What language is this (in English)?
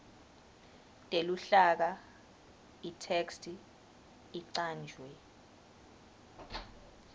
Swati